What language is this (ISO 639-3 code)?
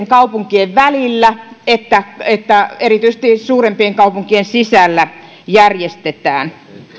fin